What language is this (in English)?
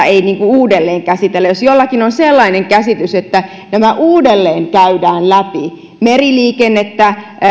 Finnish